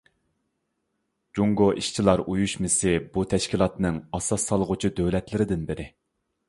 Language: Uyghur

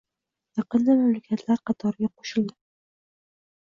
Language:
Uzbek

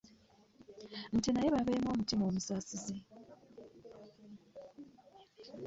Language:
Ganda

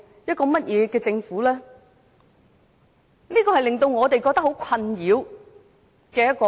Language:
Cantonese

